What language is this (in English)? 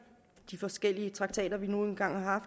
Danish